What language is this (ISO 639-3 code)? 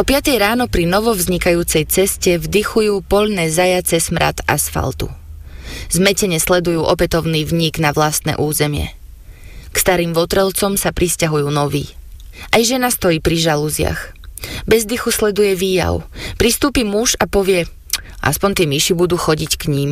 slk